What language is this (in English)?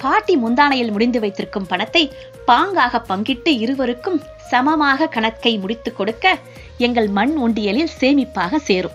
Tamil